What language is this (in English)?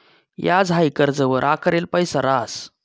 Marathi